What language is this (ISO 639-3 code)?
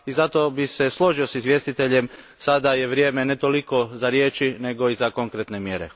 hrv